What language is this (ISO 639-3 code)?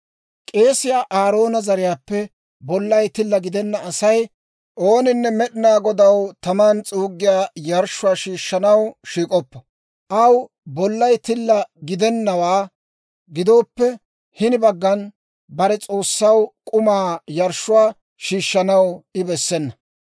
dwr